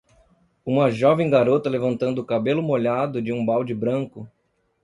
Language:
Portuguese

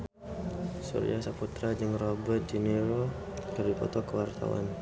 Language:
Sundanese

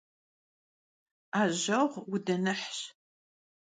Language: Kabardian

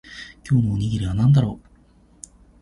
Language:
Japanese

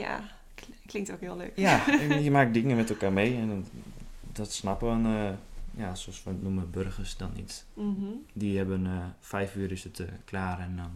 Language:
Dutch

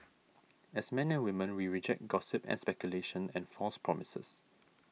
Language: English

